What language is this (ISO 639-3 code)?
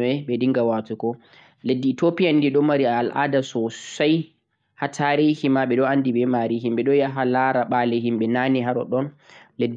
fuq